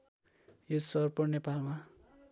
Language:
Nepali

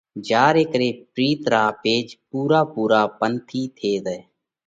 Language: Parkari Koli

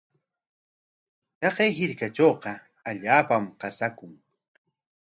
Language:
Corongo Ancash Quechua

